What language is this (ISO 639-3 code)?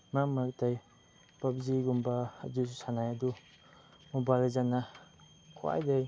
mni